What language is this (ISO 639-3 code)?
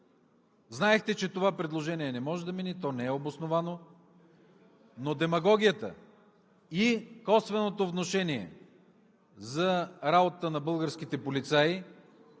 bul